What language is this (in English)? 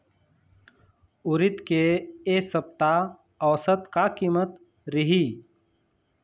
Chhattisgarhi